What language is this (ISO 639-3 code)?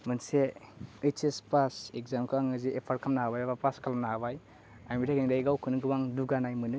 brx